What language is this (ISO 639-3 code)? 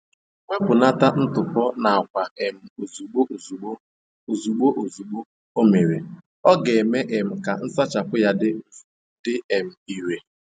ibo